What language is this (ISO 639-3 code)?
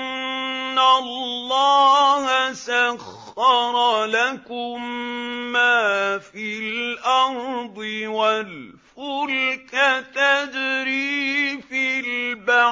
ara